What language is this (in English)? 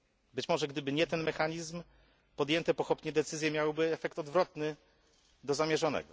Polish